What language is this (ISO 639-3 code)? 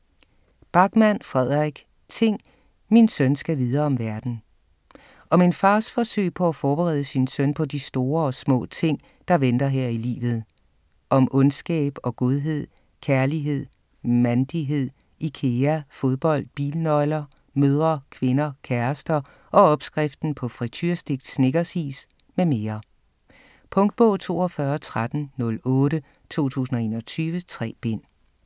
dan